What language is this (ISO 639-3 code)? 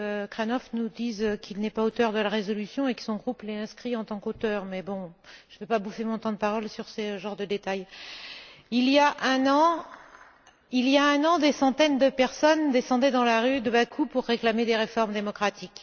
fra